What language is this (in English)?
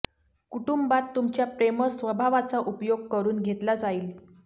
Marathi